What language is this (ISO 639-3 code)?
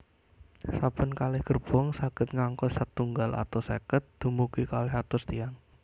jav